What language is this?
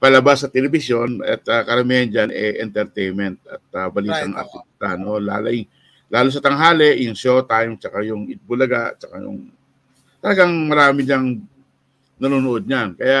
Filipino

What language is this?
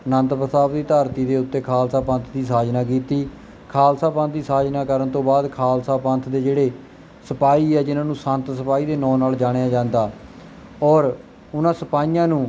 Punjabi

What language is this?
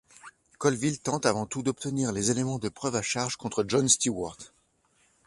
French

